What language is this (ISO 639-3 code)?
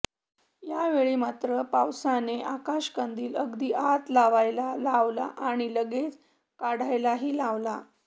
mar